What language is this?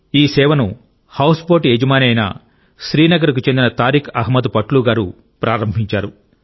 Telugu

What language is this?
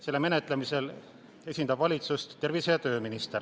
Estonian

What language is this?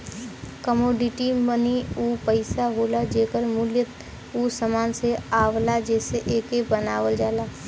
Bhojpuri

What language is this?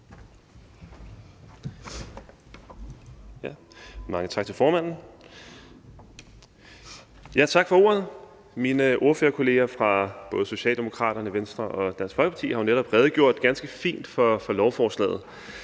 Danish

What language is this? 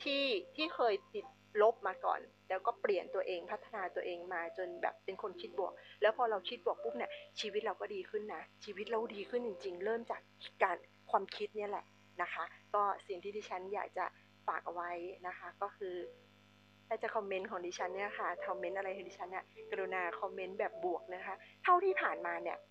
Thai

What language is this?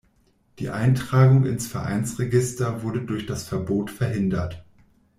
German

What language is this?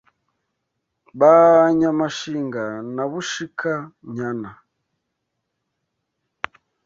Kinyarwanda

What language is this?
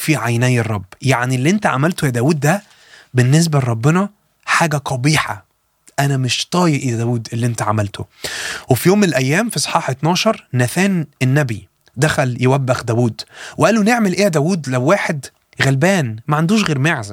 Arabic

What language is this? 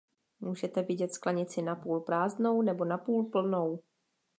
Czech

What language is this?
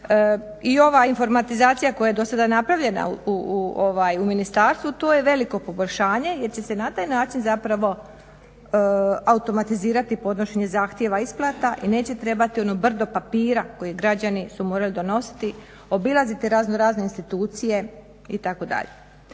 Croatian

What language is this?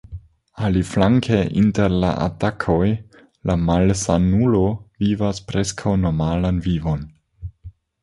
Esperanto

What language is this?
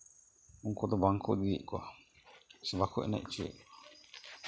Santali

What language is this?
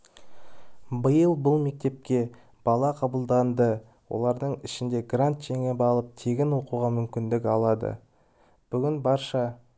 Kazakh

